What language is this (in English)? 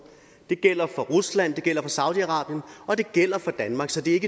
Danish